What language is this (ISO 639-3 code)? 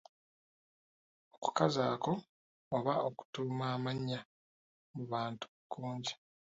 lug